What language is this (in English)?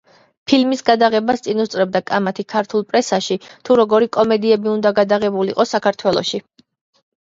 Georgian